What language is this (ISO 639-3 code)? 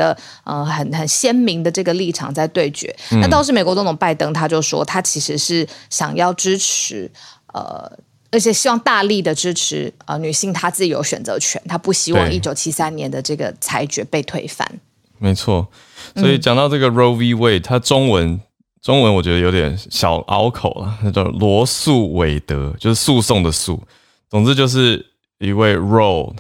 zho